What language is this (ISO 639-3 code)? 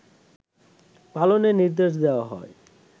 ben